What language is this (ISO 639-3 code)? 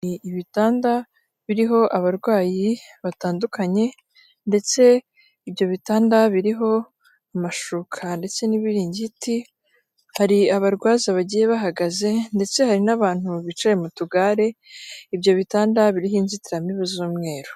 kin